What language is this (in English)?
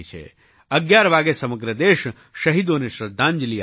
Gujarati